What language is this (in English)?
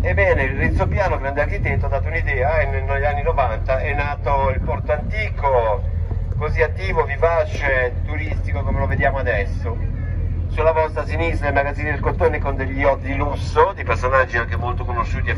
Italian